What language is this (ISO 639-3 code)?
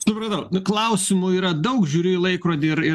lit